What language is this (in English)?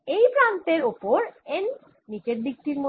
Bangla